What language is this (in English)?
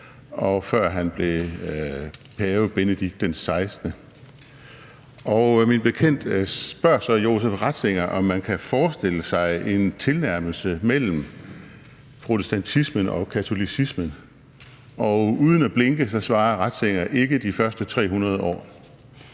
Danish